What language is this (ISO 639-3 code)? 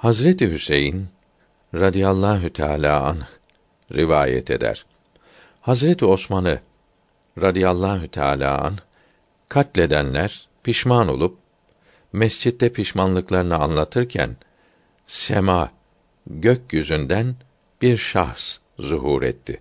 tur